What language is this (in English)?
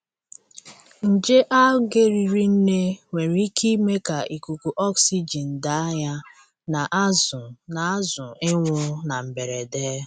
Igbo